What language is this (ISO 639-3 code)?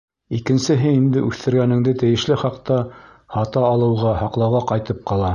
bak